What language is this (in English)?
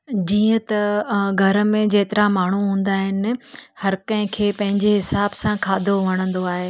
Sindhi